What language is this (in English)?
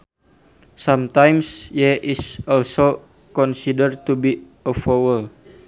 Sundanese